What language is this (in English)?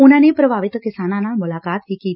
Punjabi